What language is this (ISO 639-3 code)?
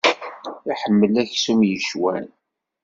kab